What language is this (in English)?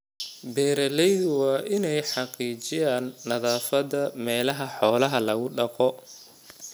Somali